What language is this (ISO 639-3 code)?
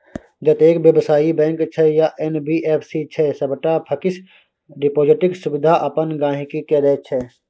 mai